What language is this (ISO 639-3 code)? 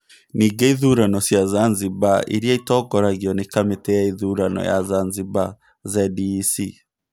kik